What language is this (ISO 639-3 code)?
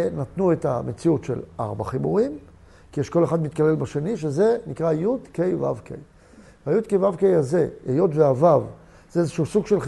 heb